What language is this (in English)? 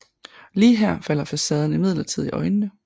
Danish